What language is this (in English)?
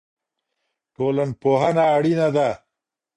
Pashto